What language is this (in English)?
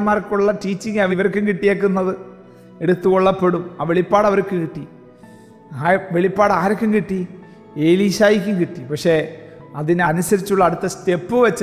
Malayalam